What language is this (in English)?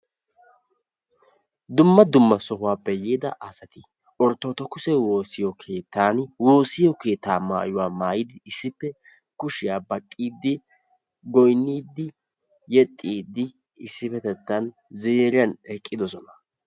Wolaytta